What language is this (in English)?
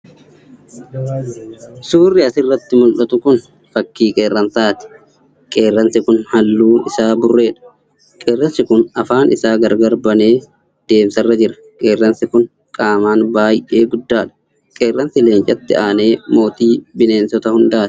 Oromo